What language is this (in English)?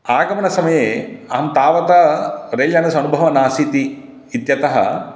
Sanskrit